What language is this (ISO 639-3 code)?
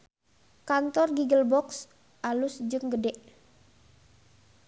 sun